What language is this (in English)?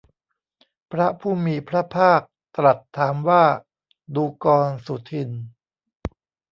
Thai